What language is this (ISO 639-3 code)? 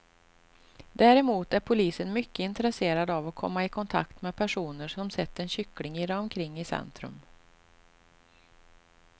swe